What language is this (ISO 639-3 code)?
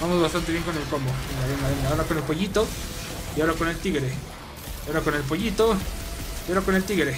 spa